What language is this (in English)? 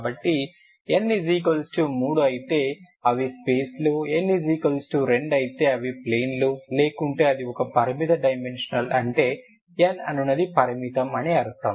Telugu